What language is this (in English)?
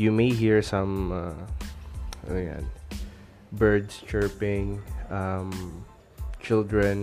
Filipino